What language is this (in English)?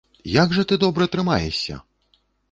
Belarusian